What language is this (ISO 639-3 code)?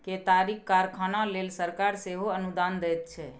mai